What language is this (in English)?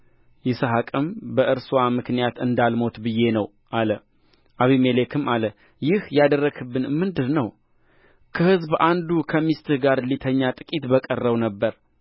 Amharic